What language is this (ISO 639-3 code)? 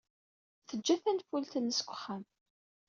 kab